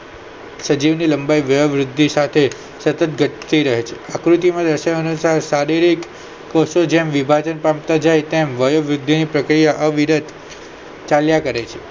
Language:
Gujarati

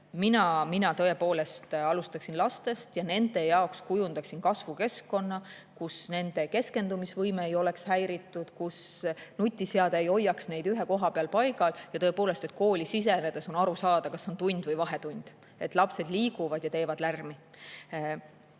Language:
Estonian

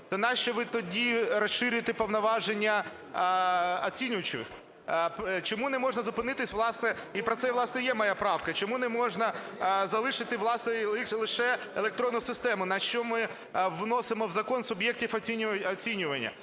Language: Ukrainian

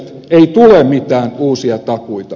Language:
Finnish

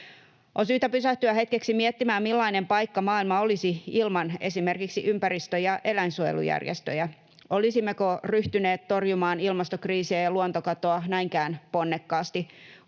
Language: Finnish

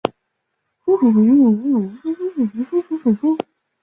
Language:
Chinese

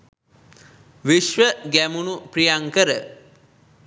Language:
Sinhala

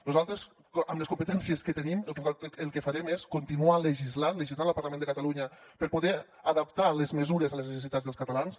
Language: Catalan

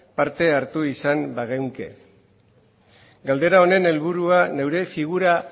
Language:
Basque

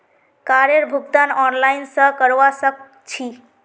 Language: Magahi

